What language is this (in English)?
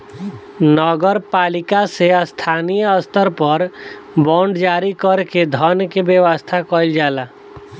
Bhojpuri